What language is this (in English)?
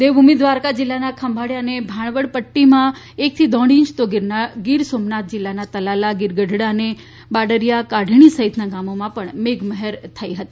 Gujarati